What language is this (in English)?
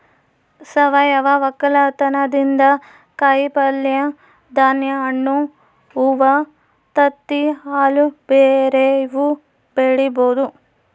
Kannada